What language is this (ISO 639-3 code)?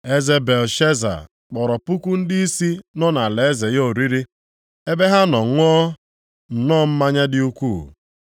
ibo